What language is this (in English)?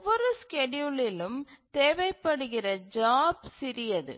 Tamil